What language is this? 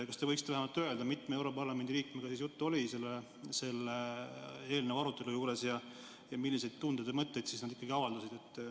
Estonian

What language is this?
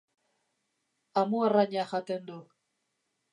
Basque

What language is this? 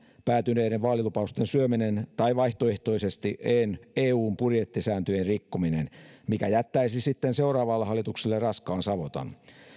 Finnish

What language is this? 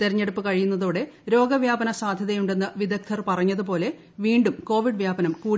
Malayalam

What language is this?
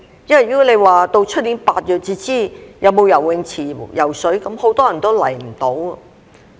Cantonese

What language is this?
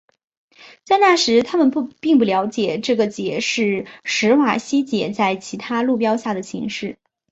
Chinese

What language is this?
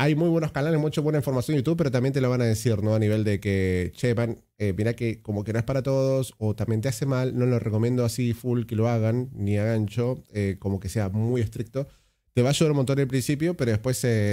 Spanish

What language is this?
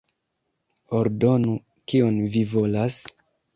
Esperanto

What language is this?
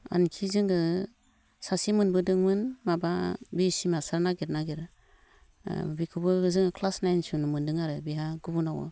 Bodo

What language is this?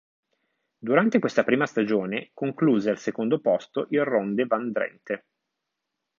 Italian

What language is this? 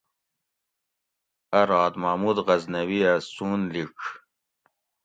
Gawri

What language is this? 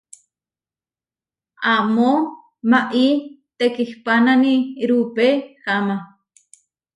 Huarijio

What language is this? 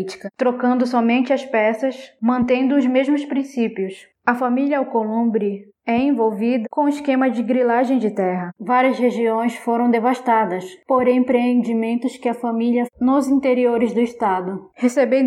Portuguese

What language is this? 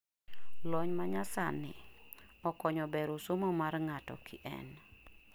Luo (Kenya and Tanzania)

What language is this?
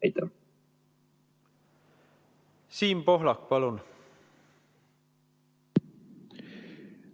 Estonian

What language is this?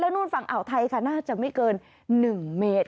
Thai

